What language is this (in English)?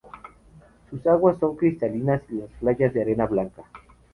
Spanish